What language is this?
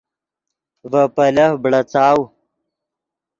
Yidgha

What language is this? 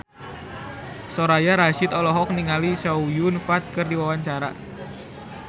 Sundanese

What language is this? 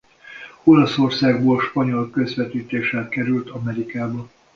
Hungarian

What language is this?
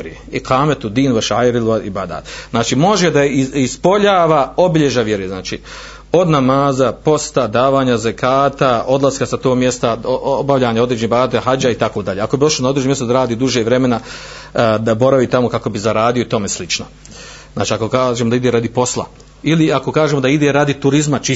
Croatian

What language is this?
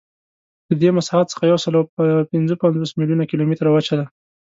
Pashto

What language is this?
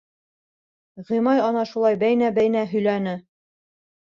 Bashkir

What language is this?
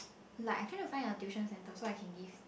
English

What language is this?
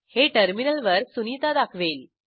Marathi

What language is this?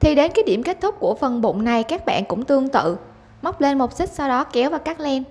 Vietnamese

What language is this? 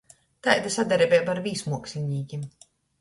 Latgalian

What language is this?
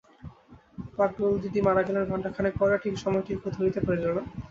Bangla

